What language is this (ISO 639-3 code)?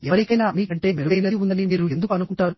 tel